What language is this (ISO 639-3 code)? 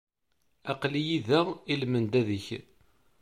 kab